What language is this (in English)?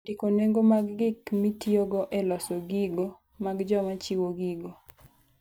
Luo (Kenya and Tanzania)